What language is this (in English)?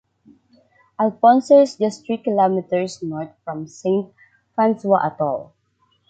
English